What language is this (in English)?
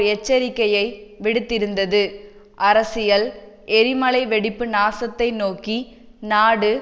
Tamil